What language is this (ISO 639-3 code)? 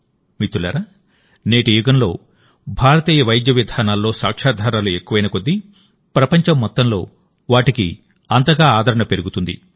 tel